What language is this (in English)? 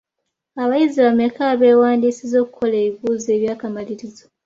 Ganda